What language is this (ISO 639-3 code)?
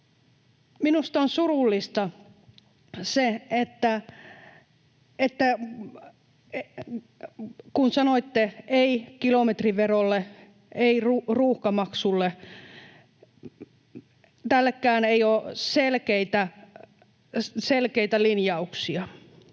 fin